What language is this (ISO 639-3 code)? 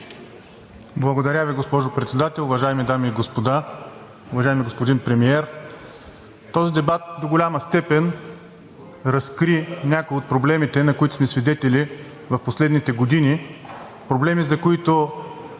bul